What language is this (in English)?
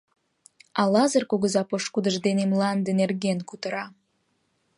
Mari